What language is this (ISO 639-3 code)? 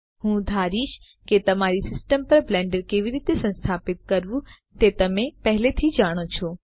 guj